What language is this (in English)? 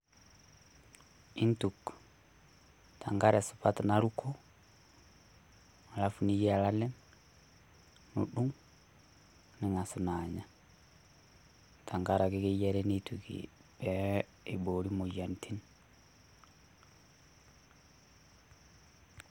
Masai